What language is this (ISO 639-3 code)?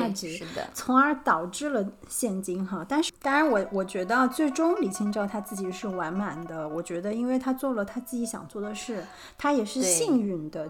zho